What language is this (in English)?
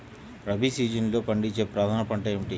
Telugu